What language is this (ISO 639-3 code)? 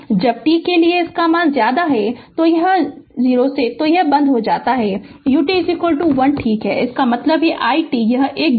hin